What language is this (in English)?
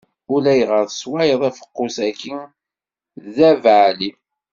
Kabyle